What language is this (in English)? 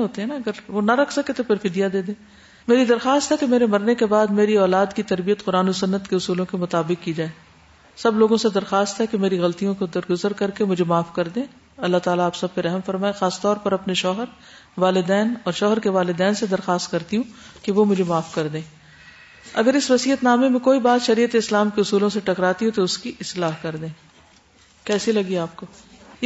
Urdu